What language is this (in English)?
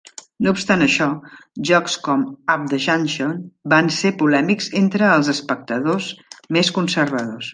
Catalan